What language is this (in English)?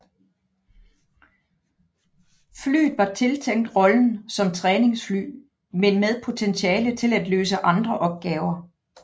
Danish